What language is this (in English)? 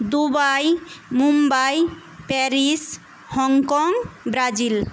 Bangla